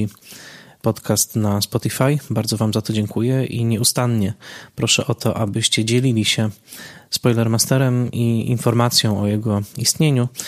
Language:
Polish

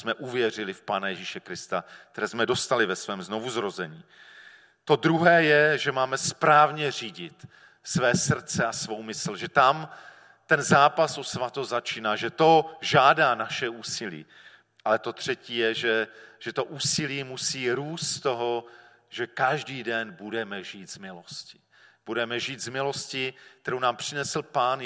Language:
Czech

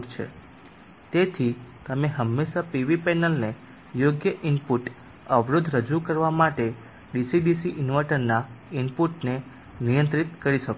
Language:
Gujarati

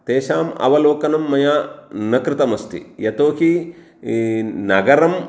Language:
Sanskrit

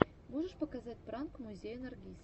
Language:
Russian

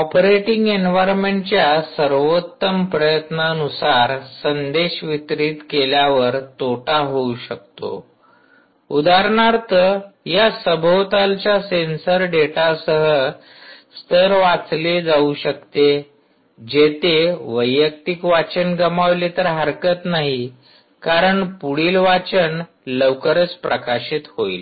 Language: Marathi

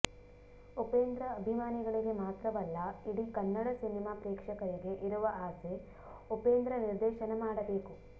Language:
Kannada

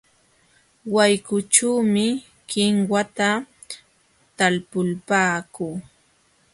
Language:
Jauja Wanca Quechua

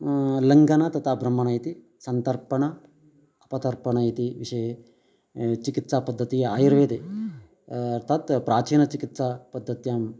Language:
Sanskrit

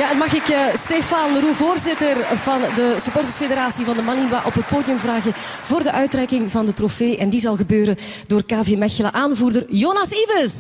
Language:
Dutch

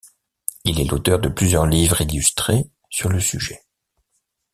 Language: French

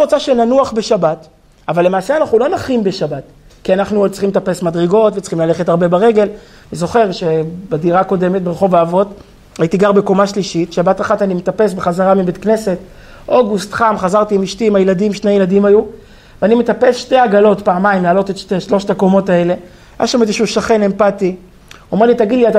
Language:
Hebrew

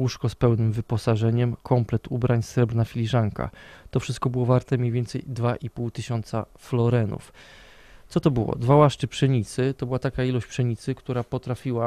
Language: Polish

